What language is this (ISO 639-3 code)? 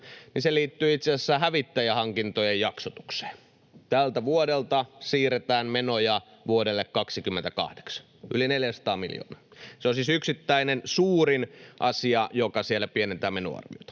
fin